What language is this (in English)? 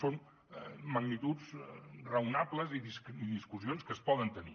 Catalan